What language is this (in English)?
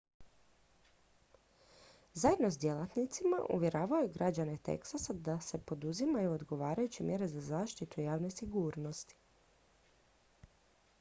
Croatian